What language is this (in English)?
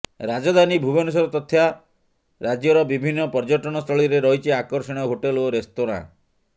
Odia